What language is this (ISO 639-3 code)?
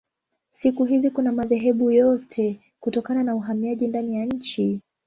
swa